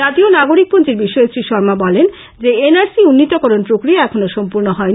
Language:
Bangla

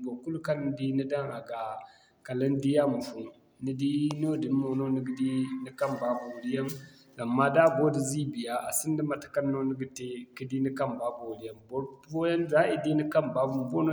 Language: Zarma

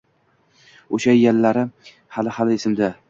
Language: Uzbek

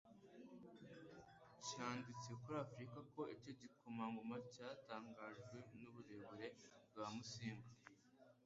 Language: Kinyarwanda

